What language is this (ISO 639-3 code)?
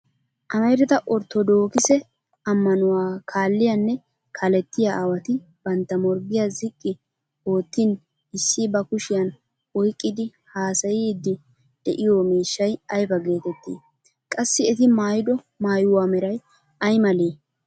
wal